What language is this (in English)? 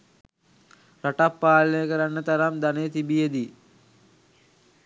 Sinhala